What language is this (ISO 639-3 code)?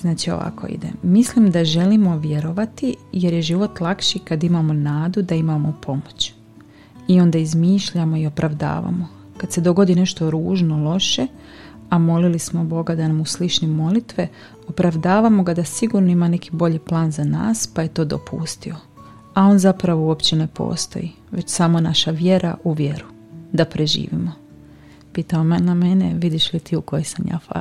hrv